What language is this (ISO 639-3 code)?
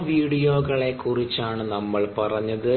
mal